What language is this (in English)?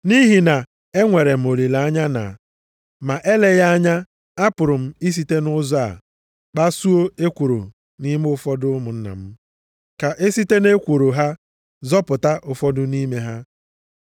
Igbo